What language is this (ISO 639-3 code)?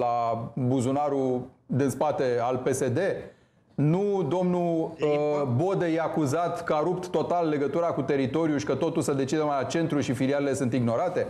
ron